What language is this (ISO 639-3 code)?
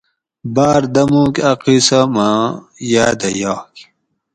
gwc